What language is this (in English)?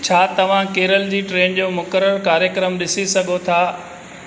Sindhi